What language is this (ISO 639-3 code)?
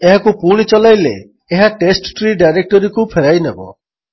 ori